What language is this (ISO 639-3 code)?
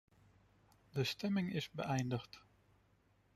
nld